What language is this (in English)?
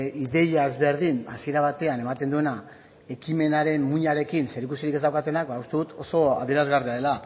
Basque